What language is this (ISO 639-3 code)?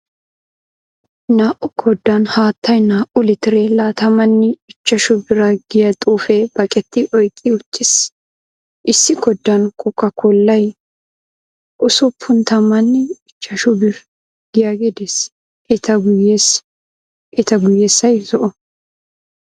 wal